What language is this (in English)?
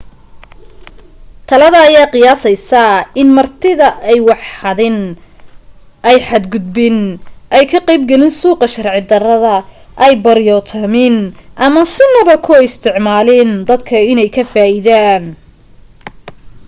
Somali